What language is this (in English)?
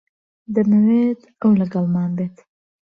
Central Kurdish